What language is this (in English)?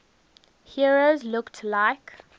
English